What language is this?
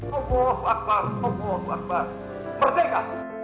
Indonesian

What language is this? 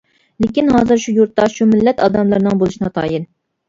Uyghur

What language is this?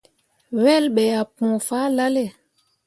Mundang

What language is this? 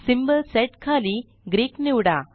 Marathi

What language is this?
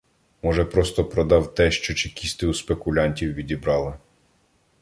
Ukrainian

